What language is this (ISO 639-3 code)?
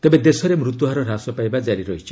ori